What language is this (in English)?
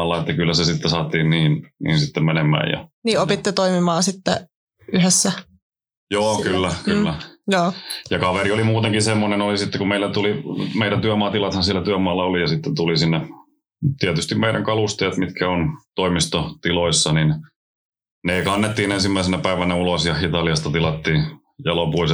Finnish